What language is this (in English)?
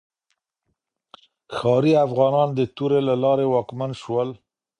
Pashto